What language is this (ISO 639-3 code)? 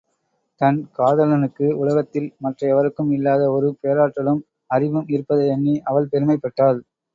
tam